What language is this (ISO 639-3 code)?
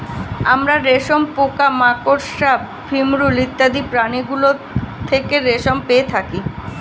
ben